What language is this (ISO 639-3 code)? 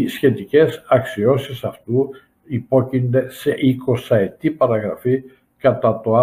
ell